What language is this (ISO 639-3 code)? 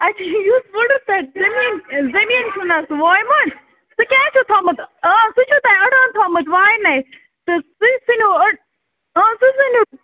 kas